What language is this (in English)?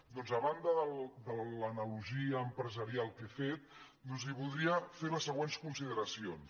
Catalan